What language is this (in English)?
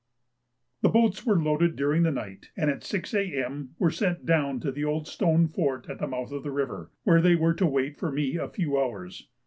English